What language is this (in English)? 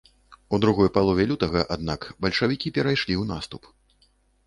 Belarusian